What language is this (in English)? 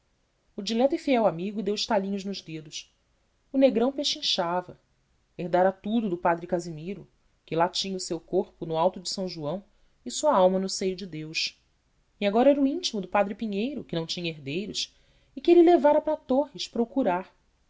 Portuguese